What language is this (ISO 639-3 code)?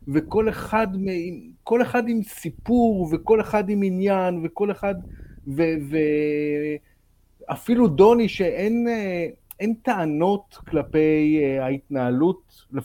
heb